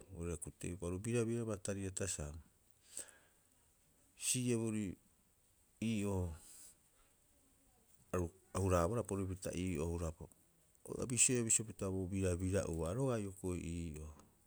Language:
Rapoisi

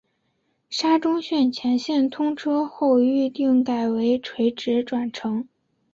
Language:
Chinese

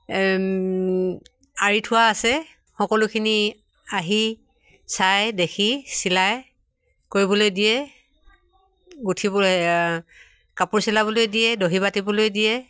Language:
Assamese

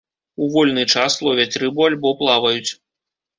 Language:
Belarusian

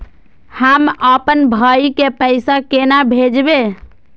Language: Maithili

